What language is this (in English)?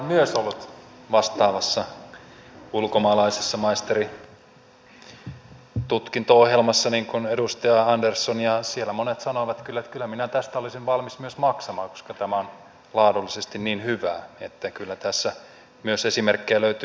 Finnish